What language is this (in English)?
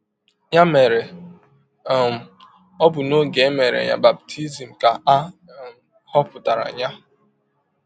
Igbo